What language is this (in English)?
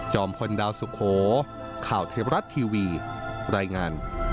Thai